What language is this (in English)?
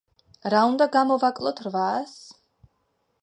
Georgian